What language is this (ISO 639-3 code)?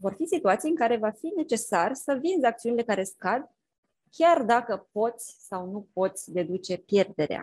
ron